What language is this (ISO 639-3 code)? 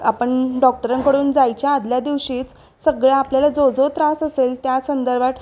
mar